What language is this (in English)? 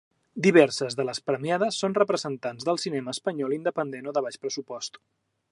Catalan